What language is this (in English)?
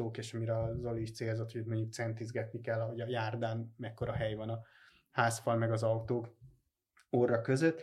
Hungarian